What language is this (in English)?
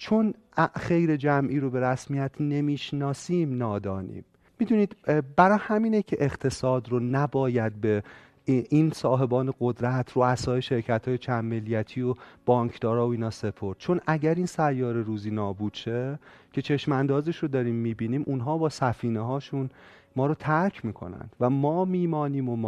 Persian